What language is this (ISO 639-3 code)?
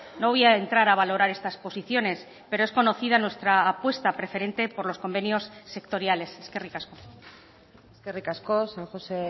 spa